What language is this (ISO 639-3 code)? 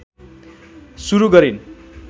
nep